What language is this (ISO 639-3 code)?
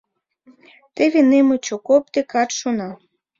chm